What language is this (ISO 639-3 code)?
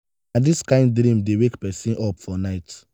pcm